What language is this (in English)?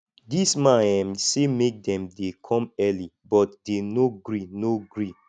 Nigerian Pidgin